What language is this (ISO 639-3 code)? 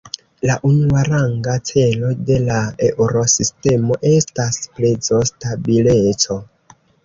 epo